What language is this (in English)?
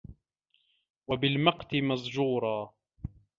Arabic